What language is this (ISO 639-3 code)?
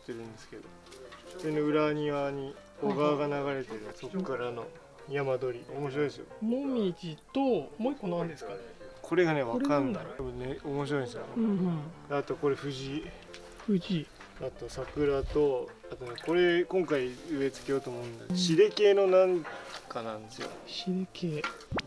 jpn